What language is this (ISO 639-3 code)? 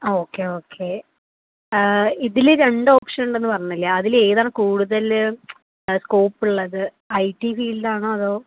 mal